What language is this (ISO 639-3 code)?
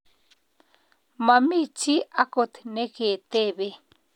kln